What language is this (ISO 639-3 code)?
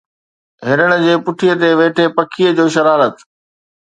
snd